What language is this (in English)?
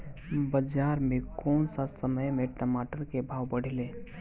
Bhojpuri